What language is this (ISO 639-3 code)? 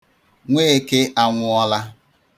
ibo